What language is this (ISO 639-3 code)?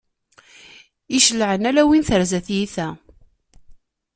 kab